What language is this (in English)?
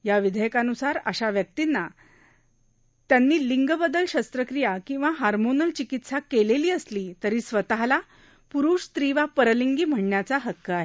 Marathi